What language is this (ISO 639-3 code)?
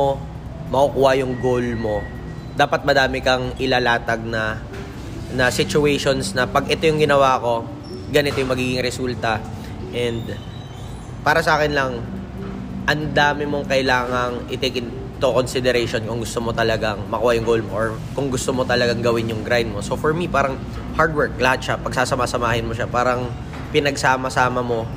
fil